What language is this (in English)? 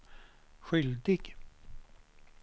Swedish